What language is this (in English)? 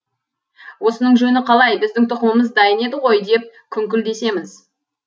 Kazakh